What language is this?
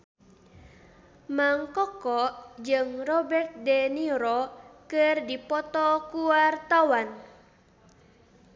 Sundanese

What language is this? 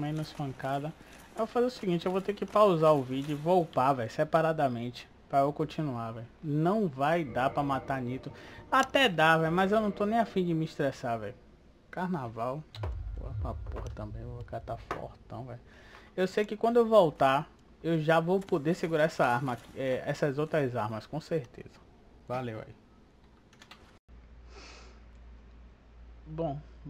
Portuguese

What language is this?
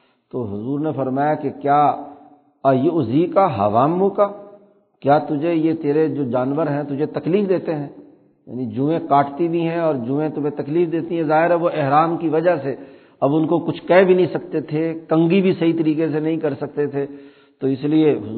Urdu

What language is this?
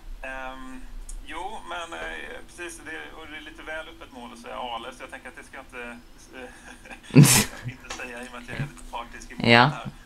Swedish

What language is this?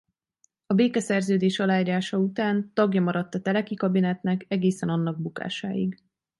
Hungarian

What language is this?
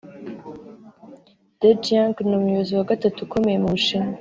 Kinyarwanda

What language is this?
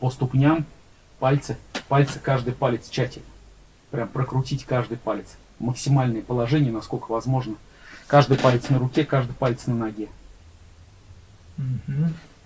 Russian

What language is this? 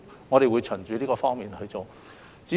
Cantonese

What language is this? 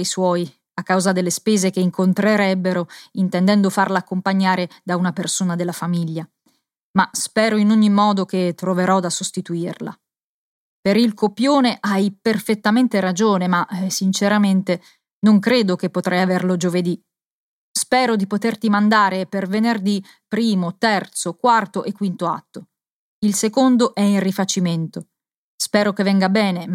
Italian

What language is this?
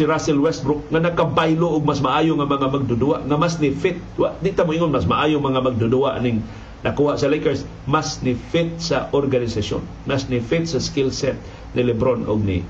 Filipino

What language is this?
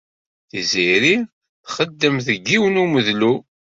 Kabyle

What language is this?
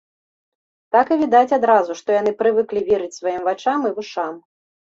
Belarusian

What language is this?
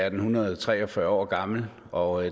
Danish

